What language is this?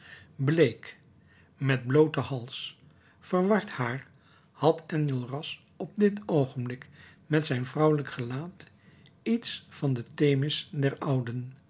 Dutch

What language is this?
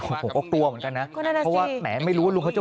Thai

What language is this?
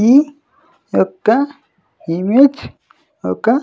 Telugu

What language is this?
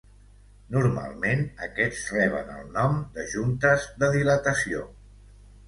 Catalan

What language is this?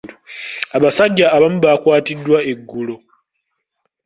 Ganda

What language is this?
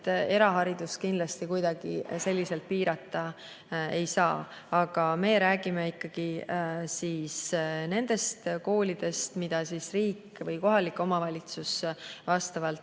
Estonian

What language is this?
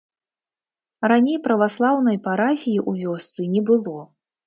Belarusian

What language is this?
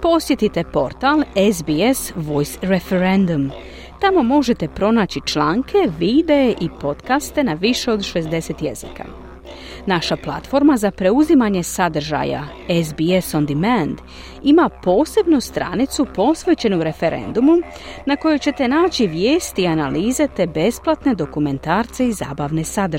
Croatian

